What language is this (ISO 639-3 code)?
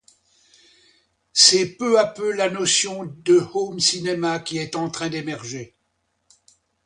fra